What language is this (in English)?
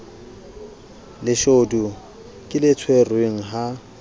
Southern Sotho